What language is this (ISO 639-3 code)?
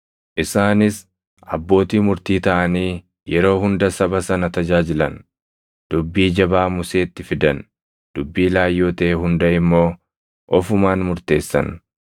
orm